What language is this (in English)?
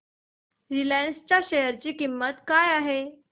Marathi